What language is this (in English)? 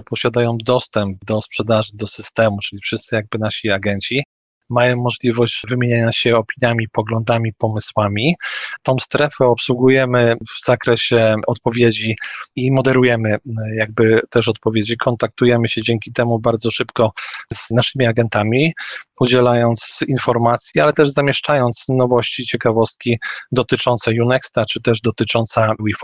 Polish